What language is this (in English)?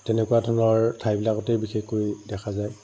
Assamese